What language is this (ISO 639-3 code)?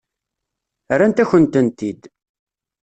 kab